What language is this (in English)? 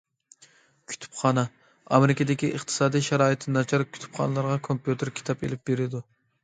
Uyghur